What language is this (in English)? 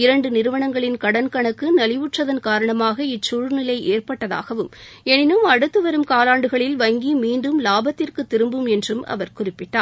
Tamil